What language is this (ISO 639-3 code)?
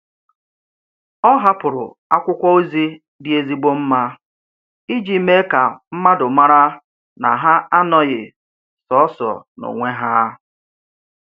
ibo